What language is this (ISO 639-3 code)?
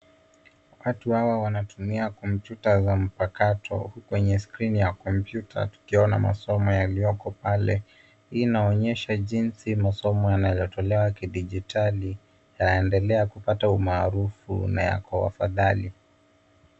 swa